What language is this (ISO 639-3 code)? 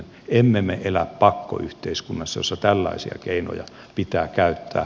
fin